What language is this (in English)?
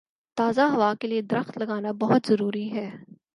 Urdu